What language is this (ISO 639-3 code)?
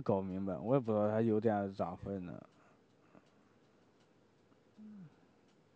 zho